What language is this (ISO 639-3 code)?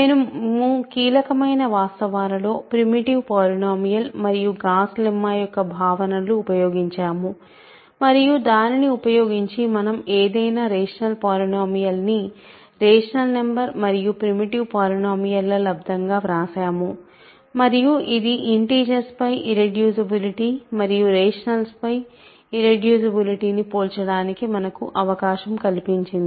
tel